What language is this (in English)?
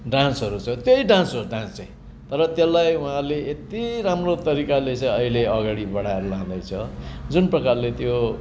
Nepali